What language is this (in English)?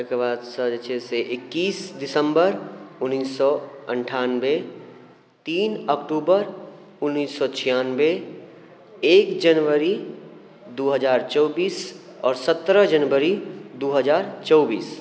Maithili